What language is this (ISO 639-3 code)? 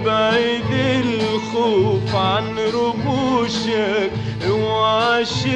ara